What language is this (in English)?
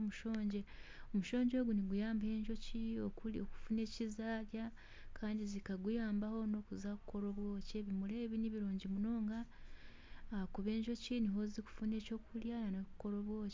Nyankole